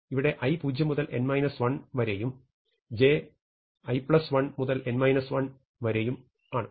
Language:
Malayalam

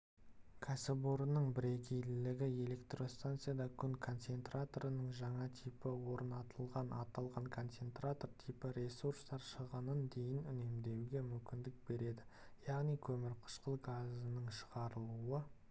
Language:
Kazakh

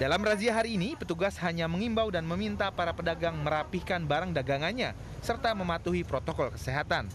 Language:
Indonesian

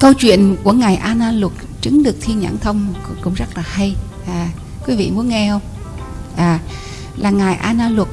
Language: Vietnamese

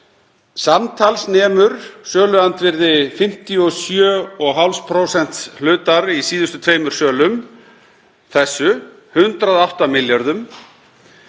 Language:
Icelandic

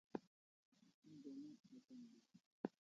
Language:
Kalasha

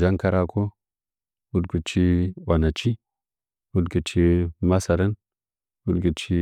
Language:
Nzanyi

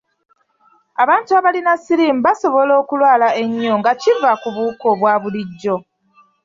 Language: Ganda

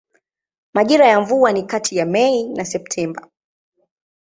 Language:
Swahili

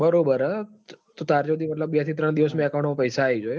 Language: Gujarati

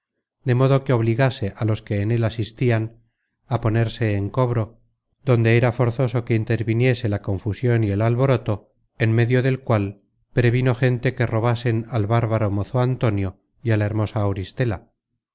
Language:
Spanish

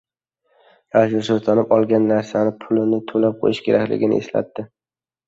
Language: Uzbek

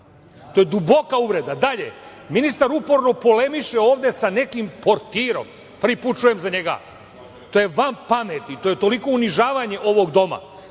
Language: Serbian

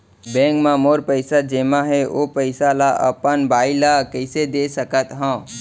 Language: Chhattisgarhi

